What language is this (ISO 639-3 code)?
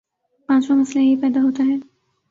urd